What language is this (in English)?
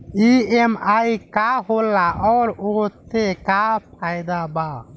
Bhojpuri